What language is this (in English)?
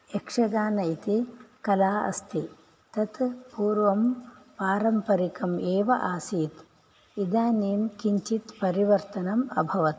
Sanskrit